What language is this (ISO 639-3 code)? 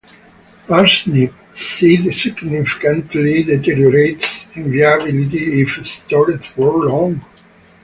eng